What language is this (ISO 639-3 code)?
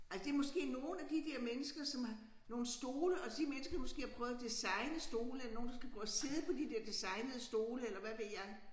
dan